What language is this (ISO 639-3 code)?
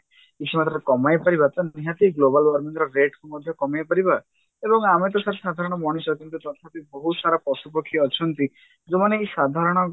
ori